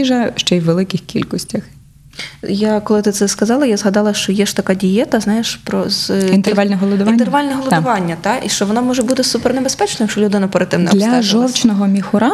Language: Ukrainian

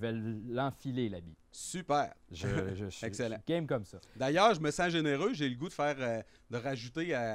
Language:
French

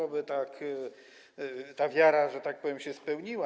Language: Polish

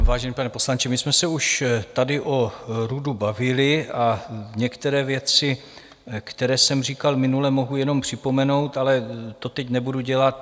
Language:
Czech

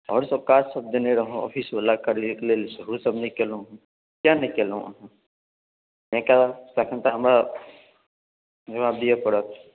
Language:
Maithili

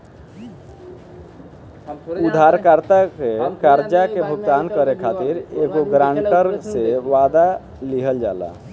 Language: Bhojpuri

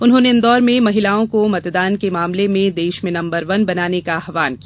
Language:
Hindi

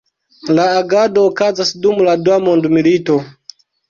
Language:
Esperanto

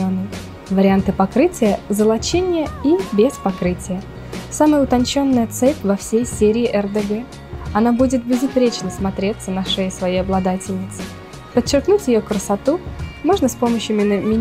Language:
Russian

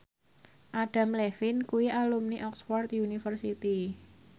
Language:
Javanese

